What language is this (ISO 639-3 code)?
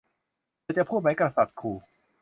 tha